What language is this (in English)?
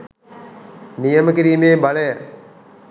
Sinhala